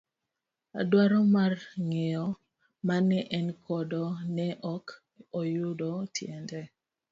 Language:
Luo (Kenya and Tanzania)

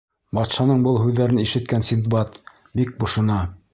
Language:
Bashkir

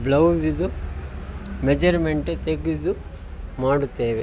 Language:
Kannada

